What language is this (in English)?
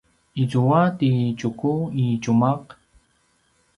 Paiwan